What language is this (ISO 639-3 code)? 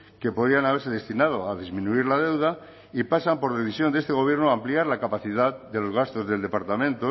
spa